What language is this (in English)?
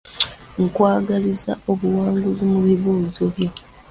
Ganda